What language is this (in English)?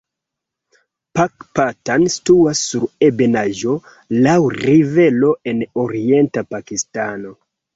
Esperanto